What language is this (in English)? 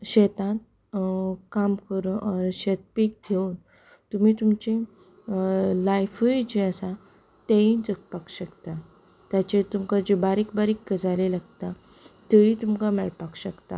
Konkani